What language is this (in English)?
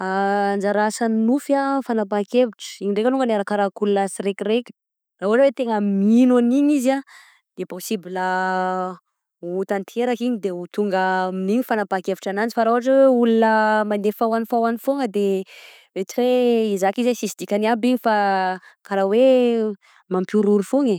Southern Betsimisaraka Malagasy